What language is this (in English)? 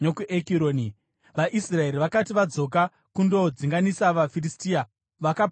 Shona